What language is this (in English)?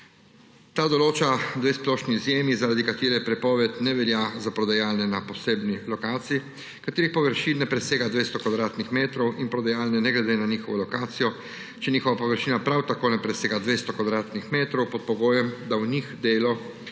Slovenian